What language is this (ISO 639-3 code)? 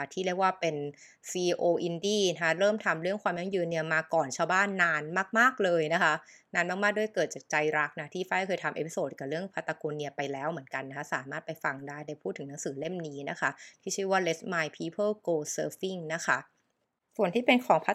tha